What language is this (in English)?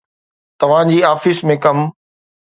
Sindhi